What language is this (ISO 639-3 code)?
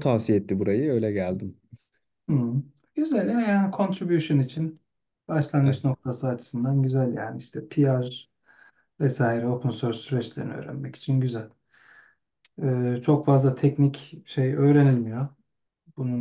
tur